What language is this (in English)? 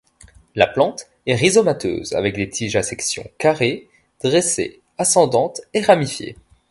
French